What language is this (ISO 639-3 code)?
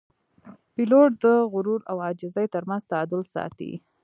pus